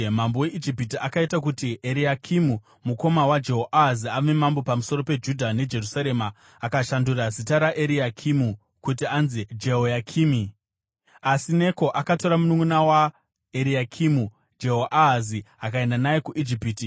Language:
Shona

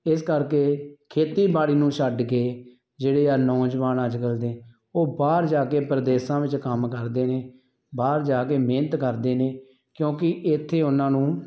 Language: Punjabi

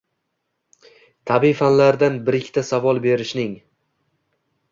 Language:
Uzbek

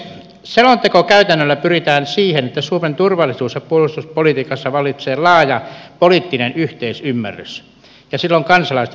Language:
Finnish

